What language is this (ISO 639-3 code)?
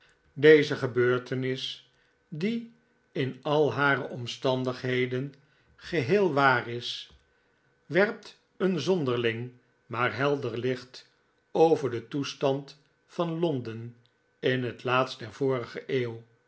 nld